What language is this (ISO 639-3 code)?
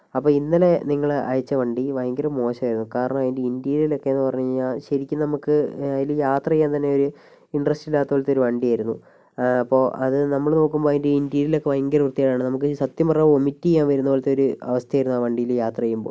mal